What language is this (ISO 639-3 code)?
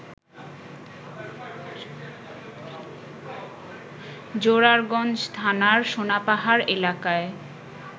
ben